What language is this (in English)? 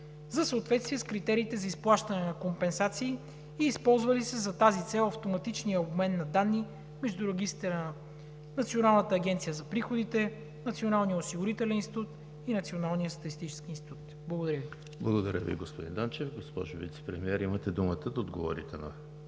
Bulgarian